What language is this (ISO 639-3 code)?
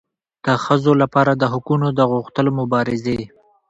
pus